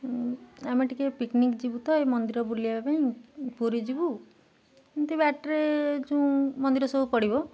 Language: Odia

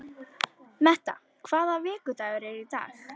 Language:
Icelandic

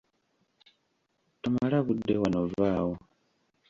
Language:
Ganda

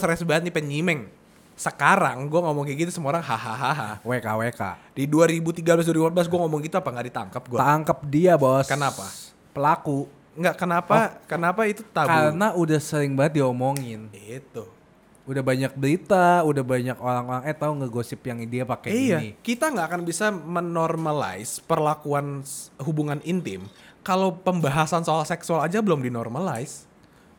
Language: Indonesian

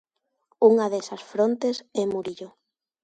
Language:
Galician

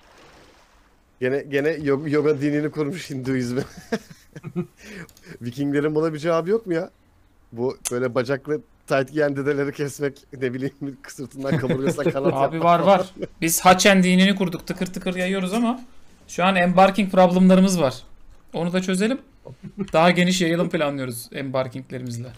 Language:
Turkish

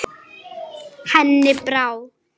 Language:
Icelandic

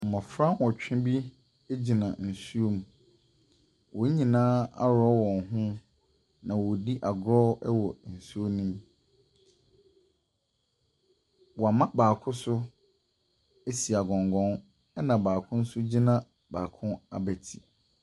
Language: Akan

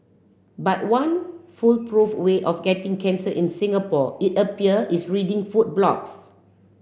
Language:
English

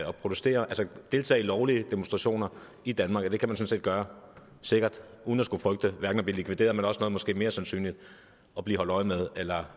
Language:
Danish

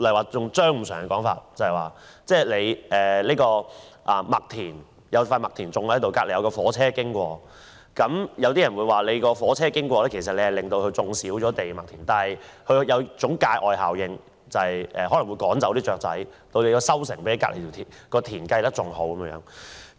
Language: Cantonese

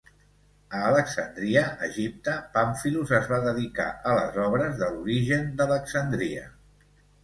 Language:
Catalan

